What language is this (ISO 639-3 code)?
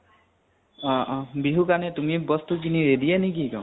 asm